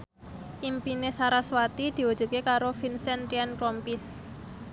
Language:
Javanese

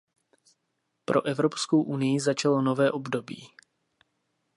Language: Czech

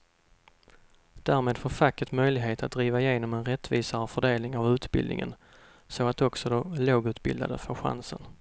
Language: Swedish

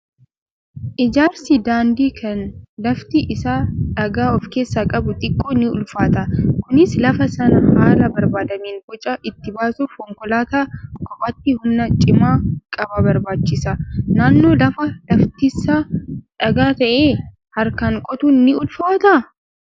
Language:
Oromo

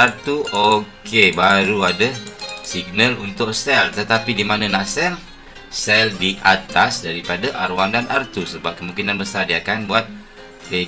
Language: Malay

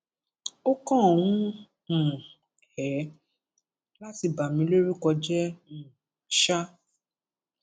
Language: Yoruba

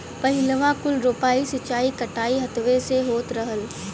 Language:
Bhojpuri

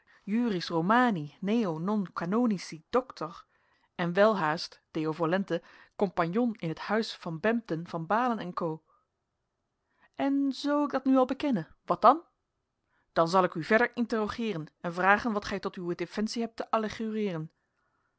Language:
Dutch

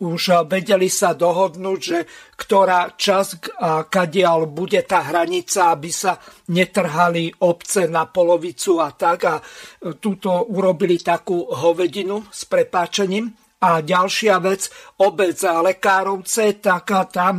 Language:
Slovak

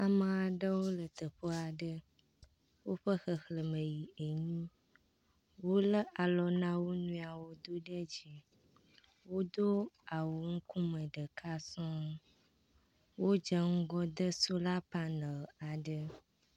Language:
Ewe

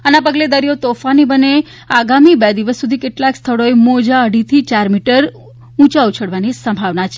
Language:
Gujarati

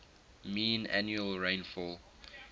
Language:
English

